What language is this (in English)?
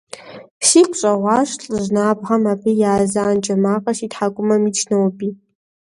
Kabardian